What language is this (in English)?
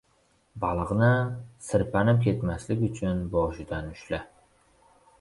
Uzbek